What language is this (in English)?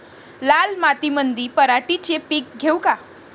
Marathi